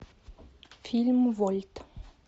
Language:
Russian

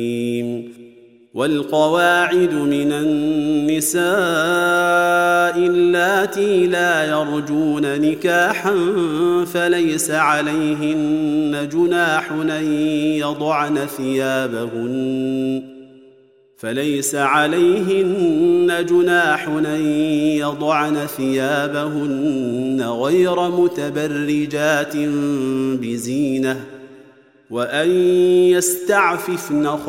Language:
Arabic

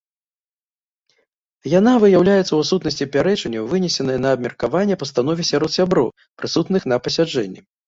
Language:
Belarusian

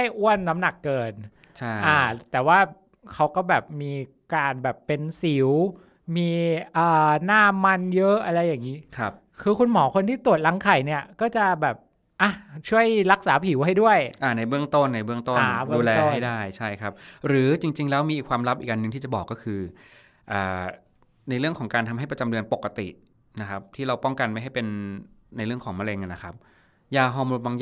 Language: Thai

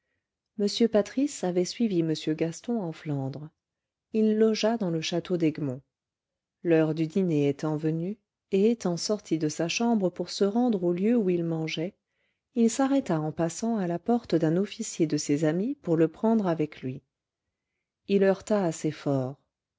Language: French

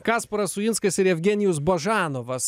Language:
Lithuanian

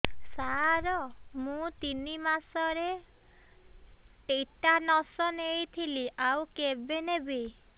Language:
Odia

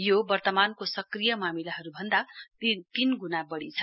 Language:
Nepali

